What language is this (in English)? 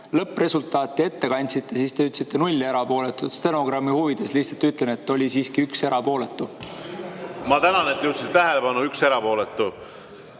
Estonian